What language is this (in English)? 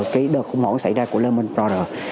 Vietnamese